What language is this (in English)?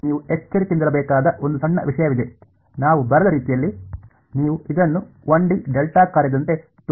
Kannada